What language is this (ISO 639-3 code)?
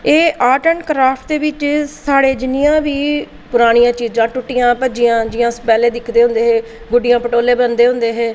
doi